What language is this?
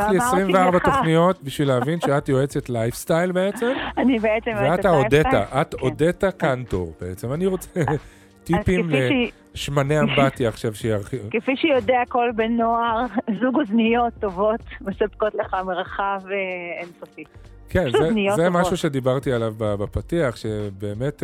Hebrew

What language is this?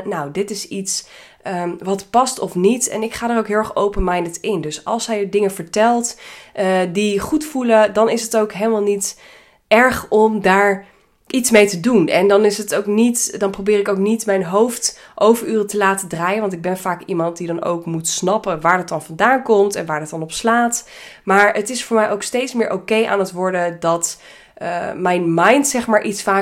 Dutch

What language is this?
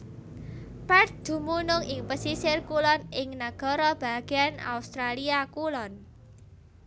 Javanese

